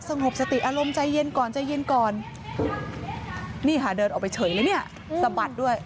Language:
Thai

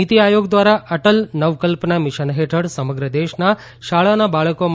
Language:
Gujarati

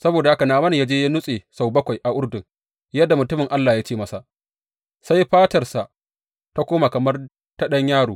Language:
Hausa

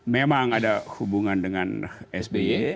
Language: Indonesian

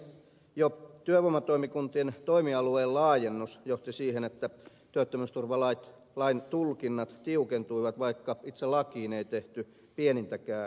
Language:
Finnish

